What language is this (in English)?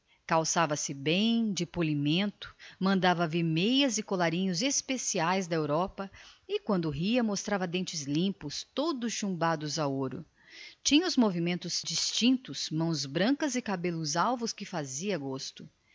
Portuguese